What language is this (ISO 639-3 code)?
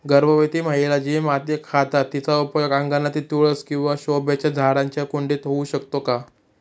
mar